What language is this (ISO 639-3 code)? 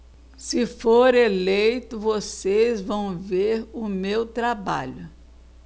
por